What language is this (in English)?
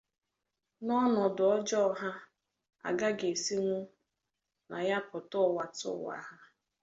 Igbo